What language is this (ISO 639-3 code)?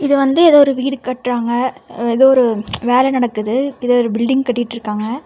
tam